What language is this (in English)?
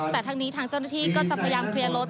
Thai